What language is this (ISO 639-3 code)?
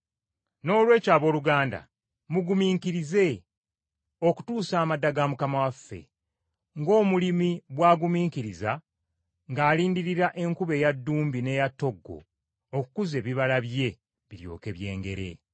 lug